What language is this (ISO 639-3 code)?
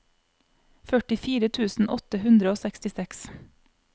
nor